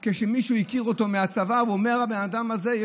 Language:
Hebrew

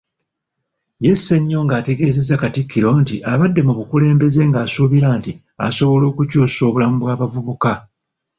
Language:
Ganda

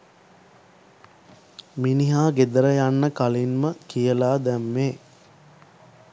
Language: Sinhala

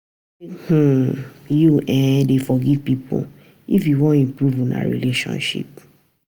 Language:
Nigerian Pidgin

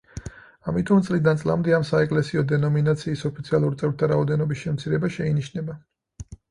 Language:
Georgian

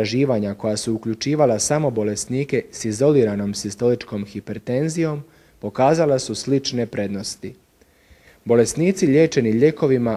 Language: Croatian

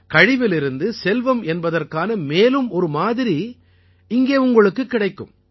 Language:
Tamil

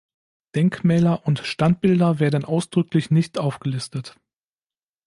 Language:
German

